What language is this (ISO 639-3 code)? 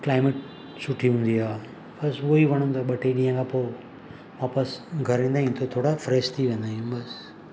snd